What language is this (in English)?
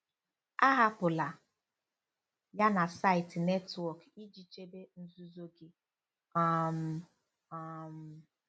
Igbo